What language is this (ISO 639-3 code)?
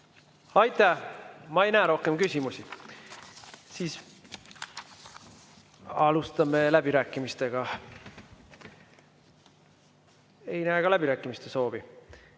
est